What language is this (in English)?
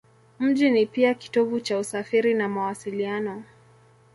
Swahili